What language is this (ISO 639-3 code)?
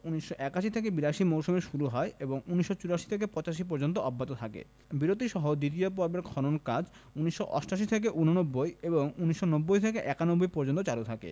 ben